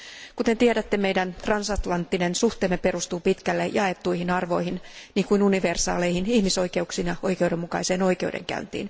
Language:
Finnish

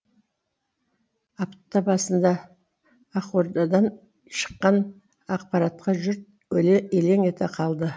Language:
Kazakh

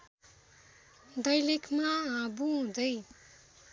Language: Nepali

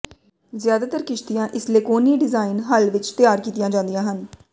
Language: Punjabi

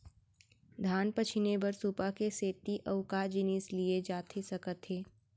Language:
Chhattisgarhi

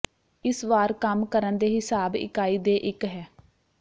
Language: Punjabi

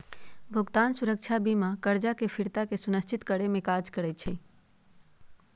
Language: Magahi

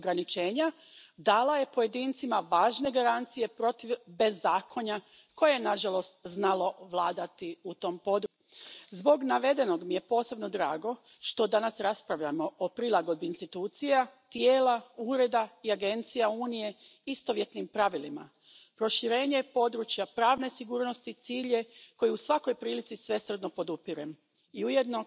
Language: German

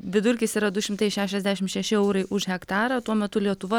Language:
Lithuanian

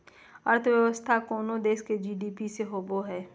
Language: Magahi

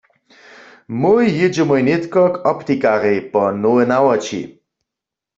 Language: Upper Sorbian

